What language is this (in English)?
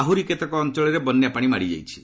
Odia